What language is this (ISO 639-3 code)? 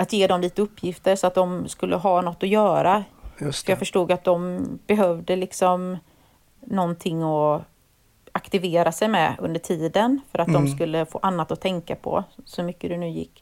swe